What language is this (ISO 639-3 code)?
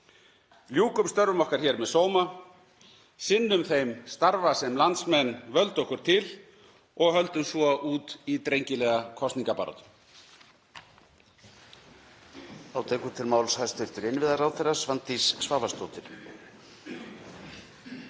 isl